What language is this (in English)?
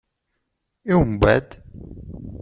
Kabyle